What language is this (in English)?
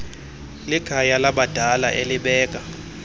Xhosa